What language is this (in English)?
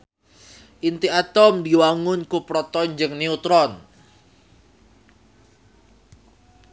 Sundanese